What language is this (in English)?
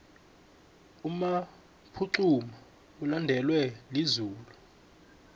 South Ndebele